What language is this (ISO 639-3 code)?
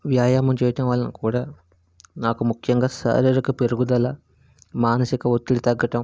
tel